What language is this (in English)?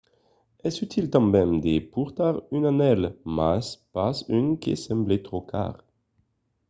Occitan